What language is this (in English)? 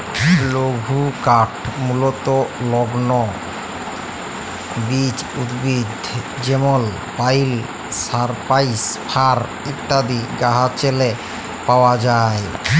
Bangla